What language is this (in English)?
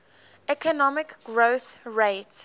English